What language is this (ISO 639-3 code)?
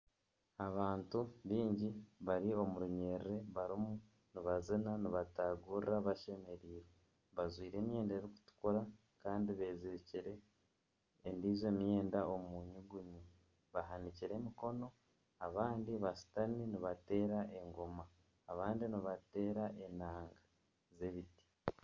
nyn